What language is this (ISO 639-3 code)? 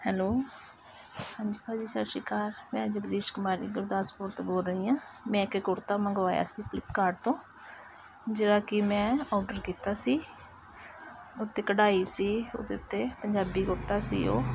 pan